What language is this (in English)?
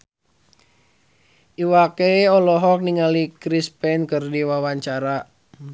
Sundanese